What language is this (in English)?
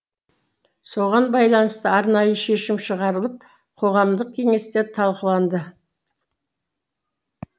Kazakh